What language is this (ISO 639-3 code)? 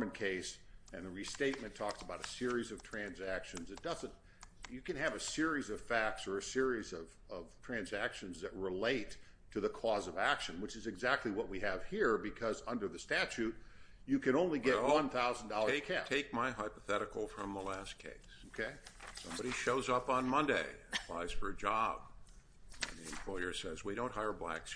eng